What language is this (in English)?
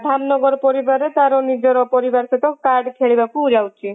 Odia